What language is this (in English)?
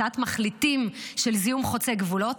Hebrew